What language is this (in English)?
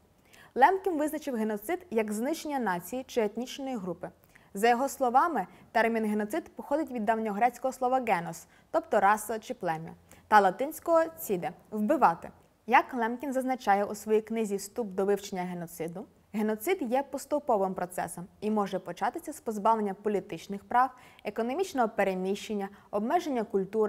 Ukrainian